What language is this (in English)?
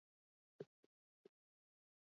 Basque